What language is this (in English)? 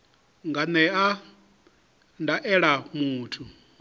Venda